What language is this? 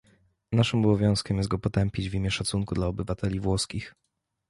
Polish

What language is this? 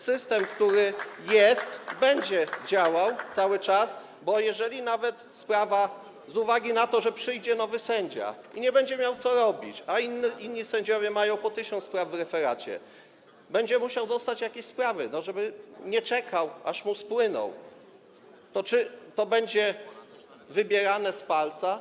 Polish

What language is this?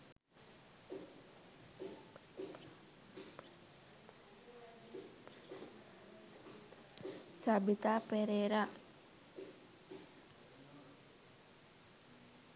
Sinhala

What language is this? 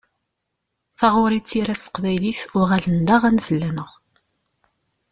Kabyle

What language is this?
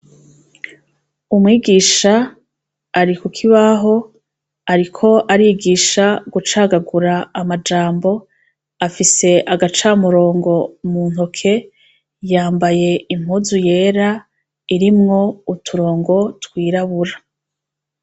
Rundi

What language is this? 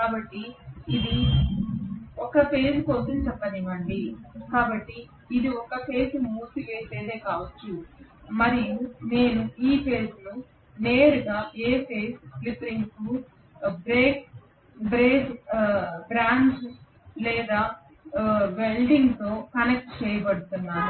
Telugu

